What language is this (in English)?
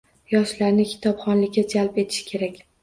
Uzbek